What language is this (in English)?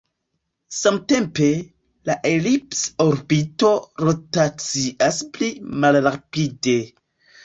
Esperanto